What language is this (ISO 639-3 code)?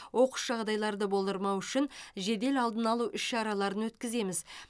kaz